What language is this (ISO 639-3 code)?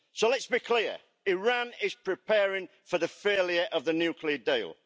eng